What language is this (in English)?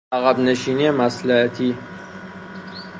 Persian